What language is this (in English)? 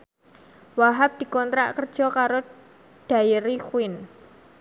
Javanese